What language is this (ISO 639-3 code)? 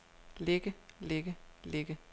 dan